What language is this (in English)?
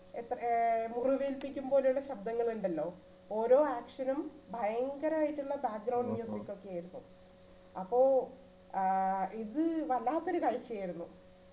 Malayalam